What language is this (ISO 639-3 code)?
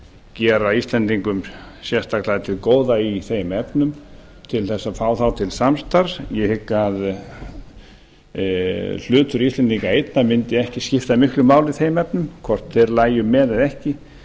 isl